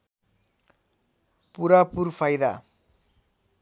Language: Nepali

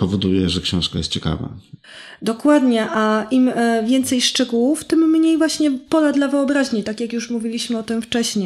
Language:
Polish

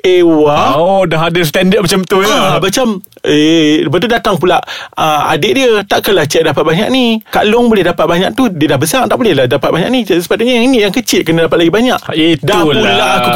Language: Malay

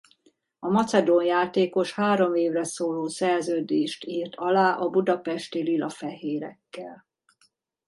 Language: Hungarian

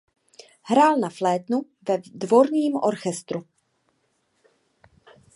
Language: Czech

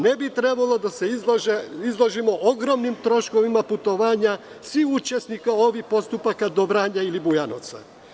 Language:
Serbian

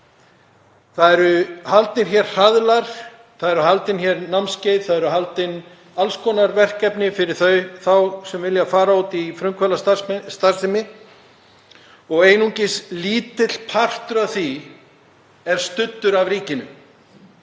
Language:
Icelandic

